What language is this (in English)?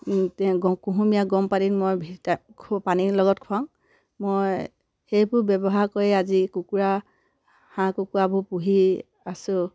Assamese